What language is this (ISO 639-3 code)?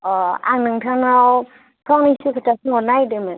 brx